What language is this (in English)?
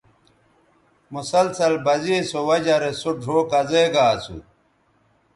Bateri